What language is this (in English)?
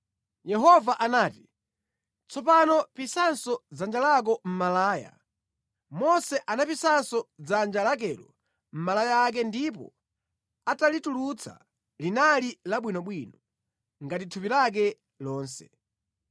Nyanja